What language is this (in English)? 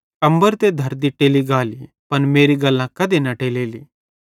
Bhadrawahi